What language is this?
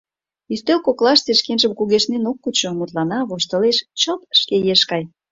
Mari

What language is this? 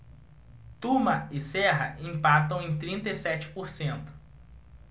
Portuguese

